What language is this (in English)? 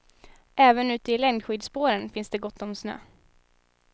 Swedish